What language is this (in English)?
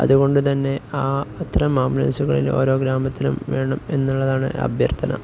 Malayalam